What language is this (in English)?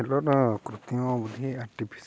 Odia